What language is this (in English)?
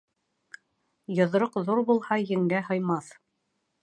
Bashkir